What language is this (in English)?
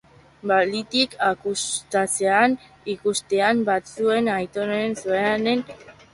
Basque